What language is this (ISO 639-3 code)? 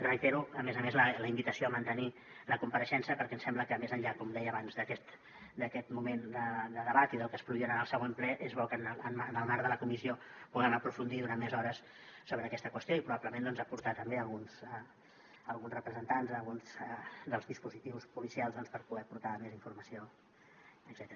cat